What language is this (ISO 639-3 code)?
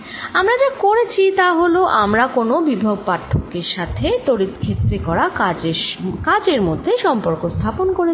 ben